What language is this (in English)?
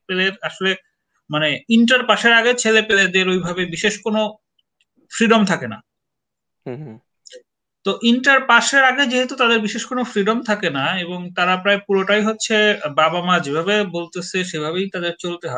Bangla